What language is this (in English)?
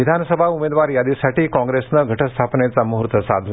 Marathi